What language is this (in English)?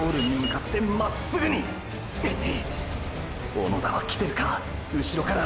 Japanese